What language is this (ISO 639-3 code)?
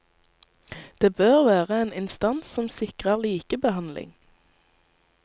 nor